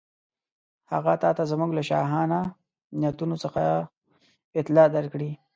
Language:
Pashto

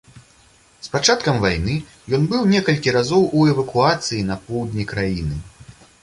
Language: Belarusian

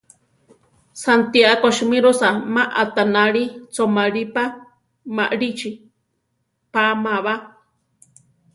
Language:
Central Tarahumara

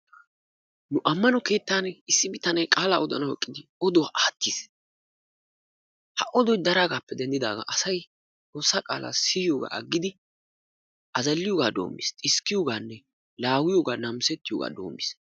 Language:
Wolaytta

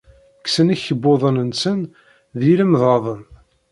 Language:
Kabyle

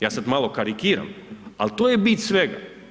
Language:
Croatian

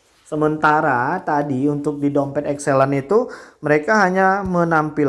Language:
Indonesian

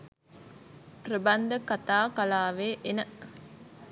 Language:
Sinhala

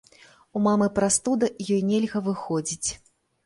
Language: Belarusian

